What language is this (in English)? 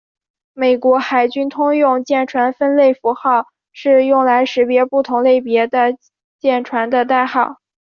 Chinese